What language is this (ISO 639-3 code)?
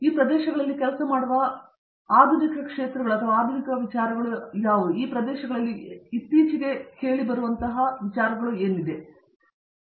kan